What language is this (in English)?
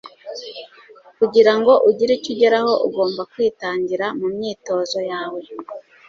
Kinyarwanda